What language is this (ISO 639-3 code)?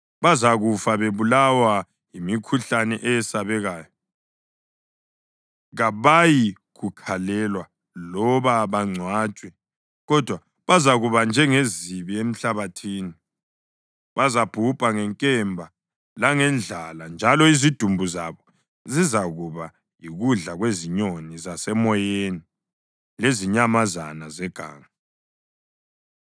nde